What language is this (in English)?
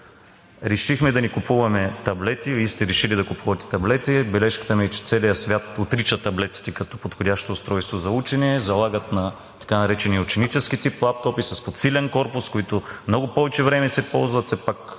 Bulgarian